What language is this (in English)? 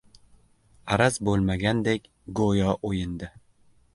Uzbek